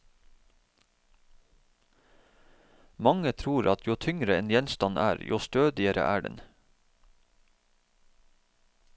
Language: Norwegian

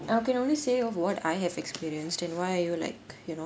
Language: English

